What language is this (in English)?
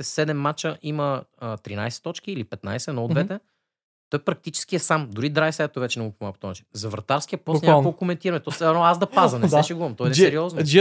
Bulgarian